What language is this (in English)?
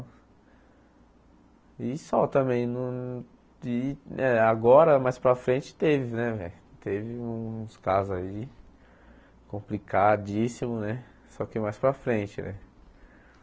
Portuguese